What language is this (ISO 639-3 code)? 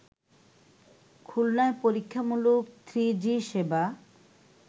ben